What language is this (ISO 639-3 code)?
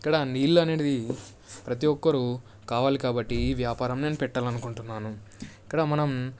tel